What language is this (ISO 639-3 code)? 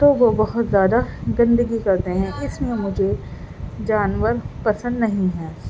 urd